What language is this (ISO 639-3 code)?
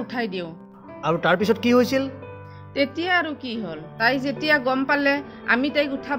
hin